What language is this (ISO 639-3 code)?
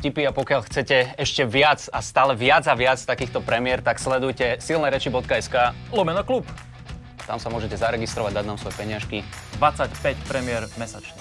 slk